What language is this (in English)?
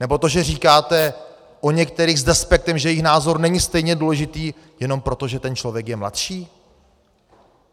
Czech